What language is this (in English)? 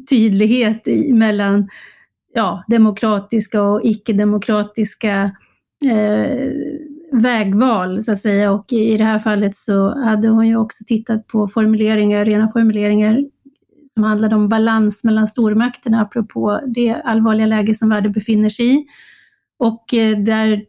Swedish